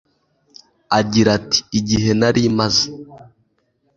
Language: Kinyarwanda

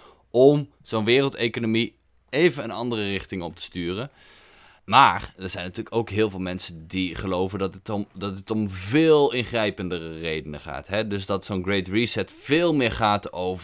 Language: Dutch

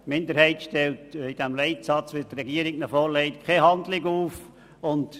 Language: Swiss German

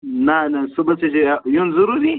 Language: Kashmiri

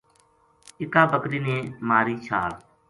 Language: Gujari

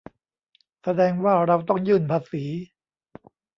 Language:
Thai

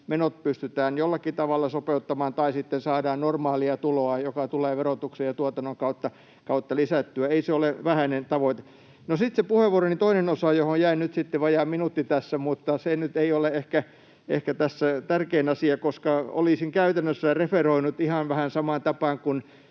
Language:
Finnish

